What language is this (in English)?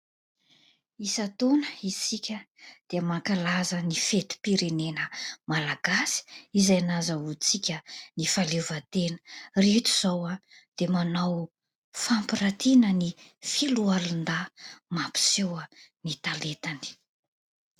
Malagasy